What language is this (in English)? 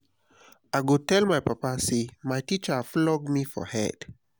Nigerian Pidgin